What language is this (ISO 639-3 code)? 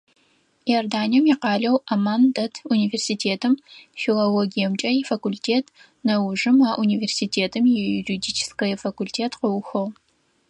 ady